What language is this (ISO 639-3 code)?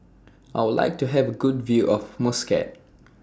eng